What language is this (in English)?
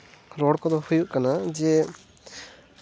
Santali